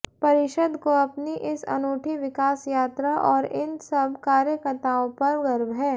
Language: Hindi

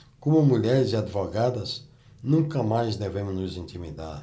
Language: Portuguese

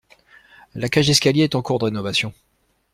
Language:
French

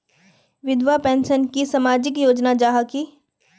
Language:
Magahi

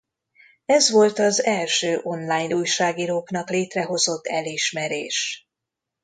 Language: Hungarian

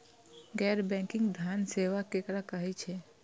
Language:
Maithili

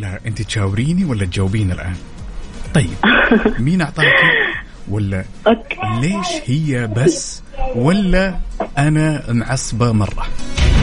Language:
Arabic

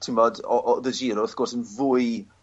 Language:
Welsh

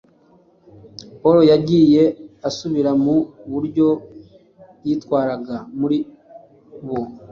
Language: Kinyarwanda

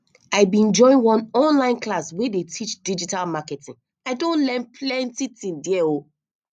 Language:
Nigerian Pidgin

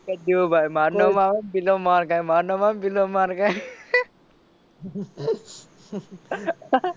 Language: Gujarati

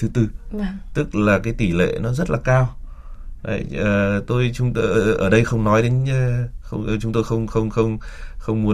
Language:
Vietnamese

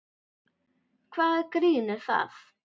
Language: Icelandic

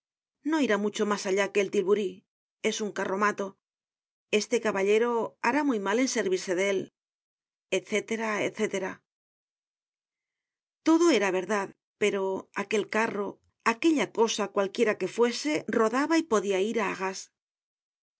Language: Spanish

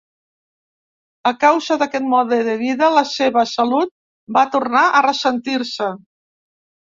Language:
Catalan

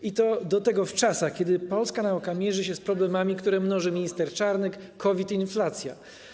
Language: Polish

